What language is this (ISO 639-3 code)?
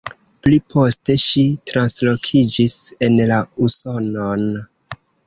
epo